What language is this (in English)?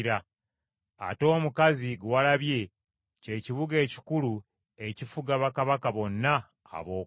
Ganda